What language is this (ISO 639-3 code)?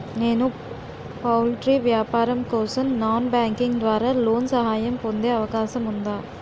tel